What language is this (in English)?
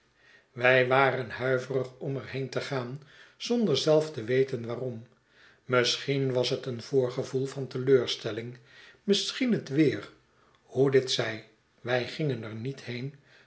Dutch